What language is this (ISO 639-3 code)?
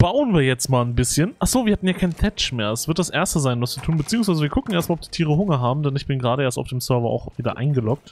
deu